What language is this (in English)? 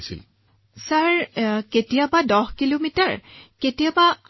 Assamese